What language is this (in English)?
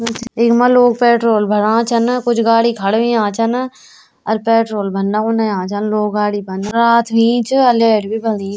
Garhwali